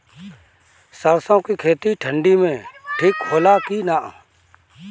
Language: Bhojpuri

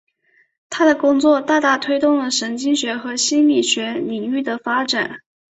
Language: Chinese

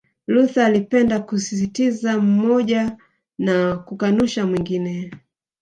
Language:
Swahili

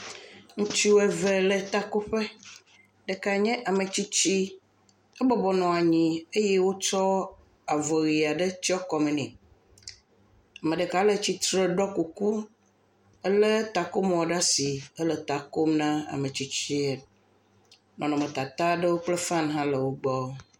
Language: Ewe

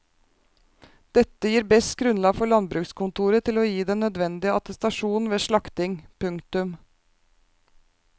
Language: Norwegian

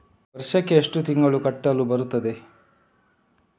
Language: Kannada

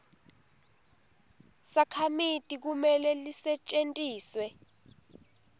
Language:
Swati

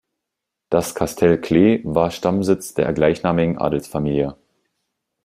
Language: German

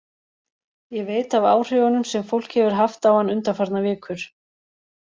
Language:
Icelandic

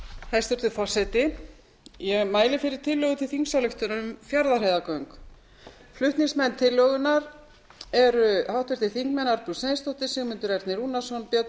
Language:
Icelandic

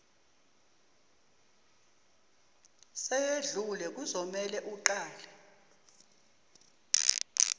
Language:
Zulu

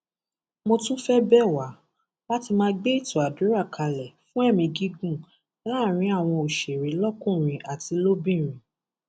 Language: Yoruba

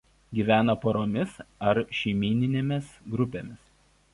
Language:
Lithuanian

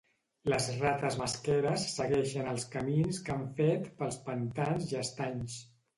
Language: Catalan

